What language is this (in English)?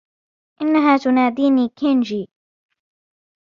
Arabic